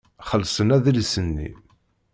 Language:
Kabyle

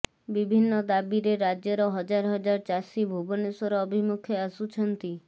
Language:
Odia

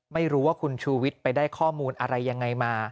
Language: Thai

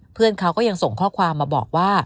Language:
Thai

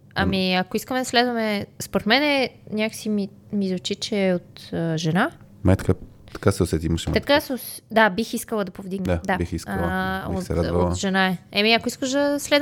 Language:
Bulgarian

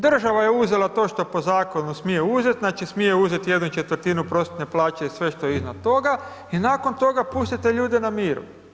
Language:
Croatian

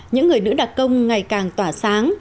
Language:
Vietnamese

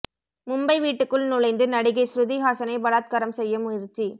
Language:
Tamil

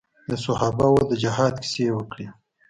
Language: Pashto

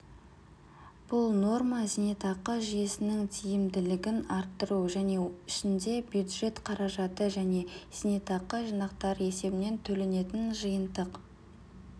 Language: Kazakh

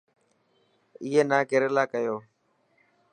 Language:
Dhatki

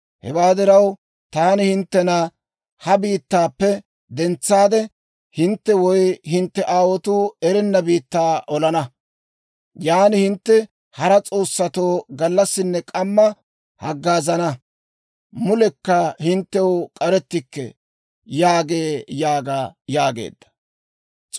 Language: Dawro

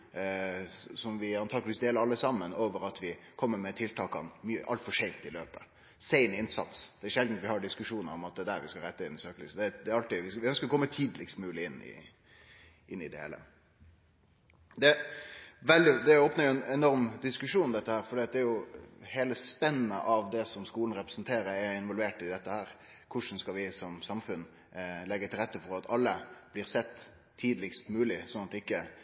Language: Norwegian Nynorsk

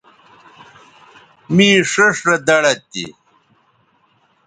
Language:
Bateri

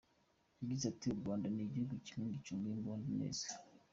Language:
Kinyarwanda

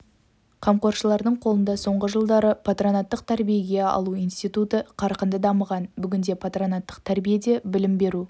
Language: Kazakh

